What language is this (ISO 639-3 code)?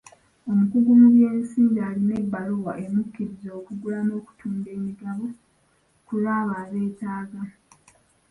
lug